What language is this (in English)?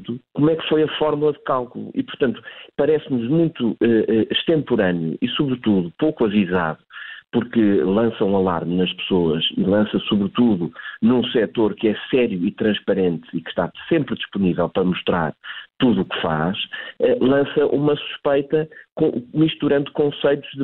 Portuguese